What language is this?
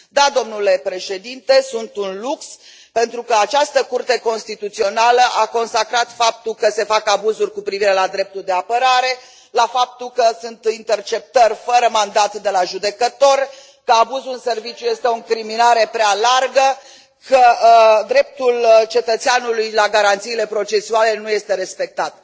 Romanian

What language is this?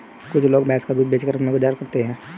Hindi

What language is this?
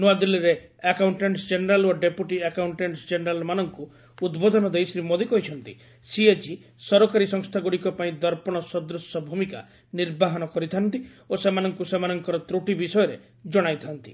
Odia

